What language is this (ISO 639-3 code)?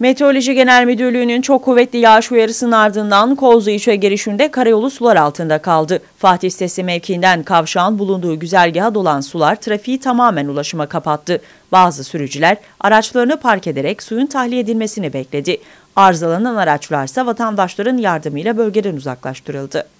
tur